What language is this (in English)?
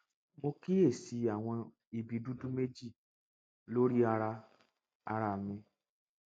Yoruba